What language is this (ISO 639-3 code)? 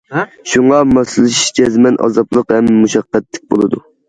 uig